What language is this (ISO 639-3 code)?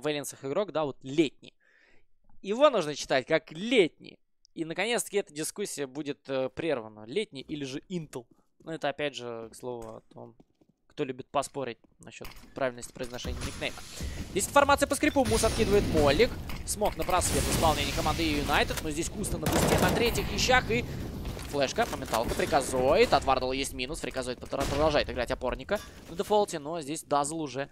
rus